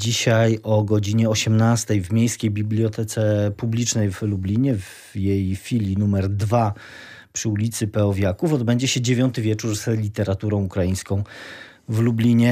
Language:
Polish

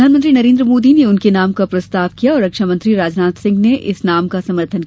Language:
Hindi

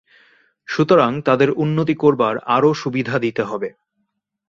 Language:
Bangla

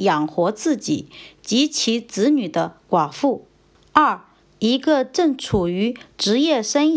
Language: Chinese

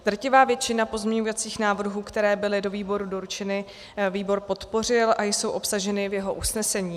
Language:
Czech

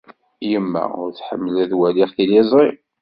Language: Kabyle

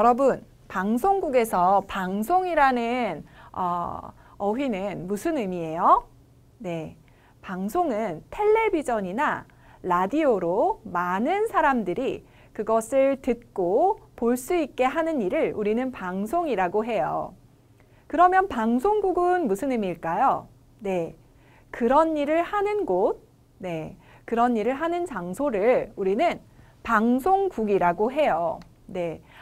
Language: Korean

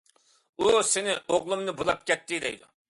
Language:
Uyghur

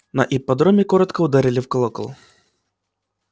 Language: Russian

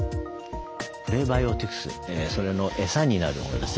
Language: Japanese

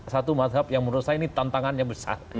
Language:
Indonesian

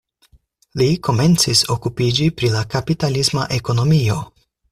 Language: Esperanto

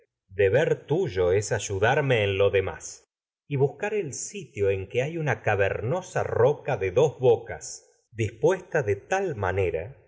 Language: Spanish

